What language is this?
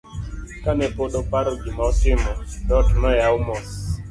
Luo (Kenya and Tanzania)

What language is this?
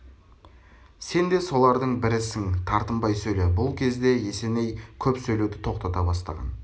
Kazakh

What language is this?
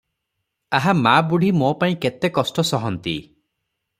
Odia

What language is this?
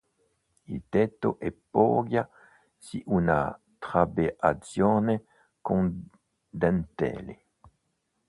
Italian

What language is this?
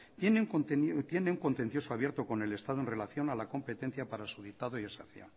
Spanish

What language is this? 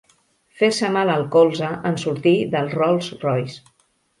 Catalan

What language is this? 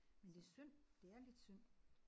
Danish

